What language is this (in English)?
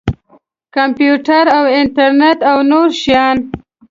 Pashto